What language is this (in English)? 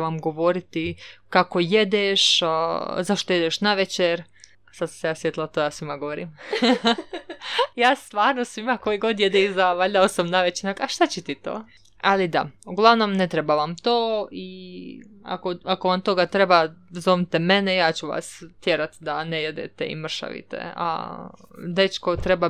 Croatian